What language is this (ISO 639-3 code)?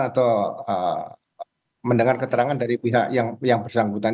ind